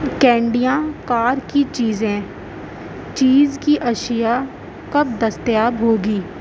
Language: Urdu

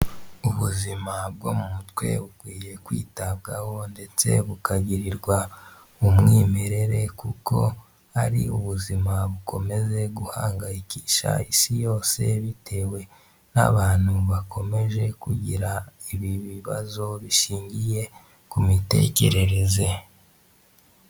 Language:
Kinyarwanda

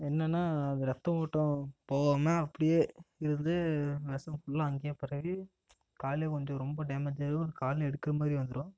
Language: Tamil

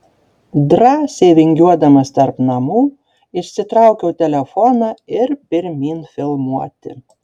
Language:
Lithuanian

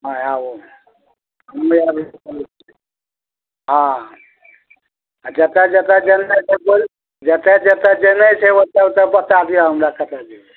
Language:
Maithili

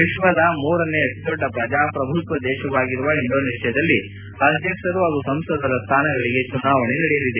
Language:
Kannada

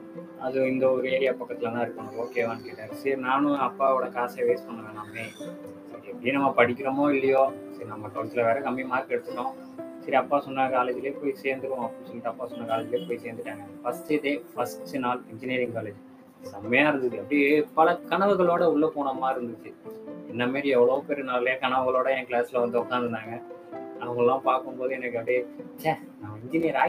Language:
Tamil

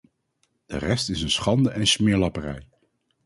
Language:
Dutch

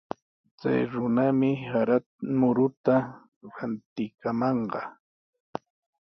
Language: Sihuas Ancash Quechua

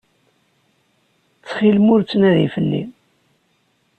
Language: Kabyle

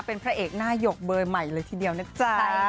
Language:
Thai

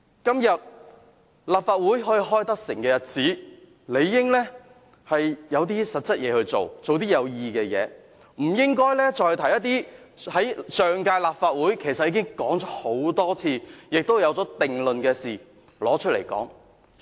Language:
Cantonese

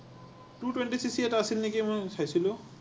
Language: Assamese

